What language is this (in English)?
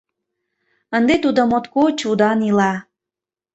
Mari